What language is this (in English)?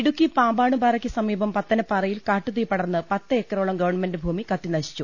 Malayalam